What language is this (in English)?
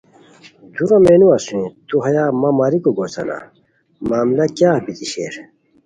Khowar